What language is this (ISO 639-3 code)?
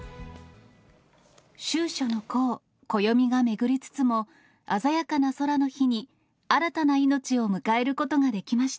jpn